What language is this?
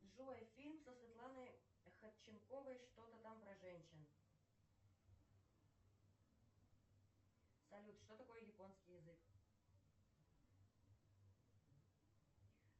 Russian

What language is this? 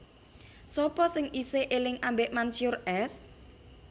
Javanese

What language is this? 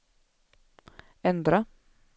Swedish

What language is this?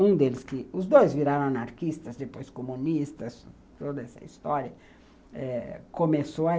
Portuguese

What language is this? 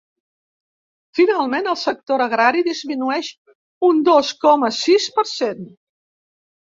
Catalan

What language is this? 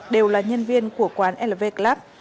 Vietnamese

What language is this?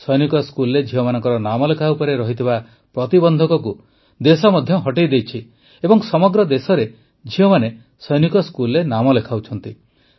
Odia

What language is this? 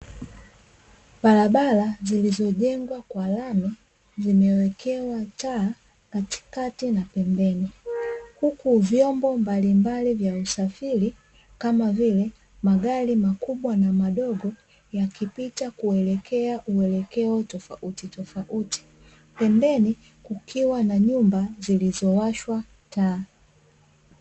Swahili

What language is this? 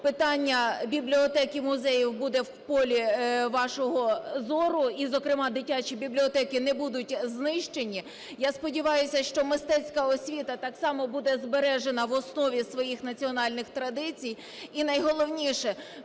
Ukrainian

